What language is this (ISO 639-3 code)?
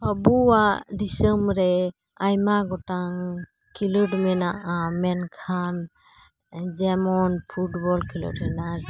sat